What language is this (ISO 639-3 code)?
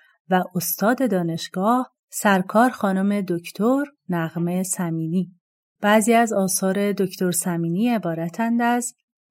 fas